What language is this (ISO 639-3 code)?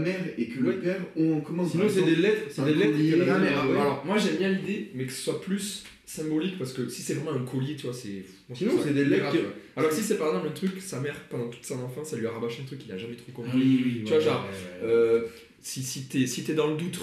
fra